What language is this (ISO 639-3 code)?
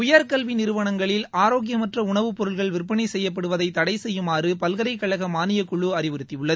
tam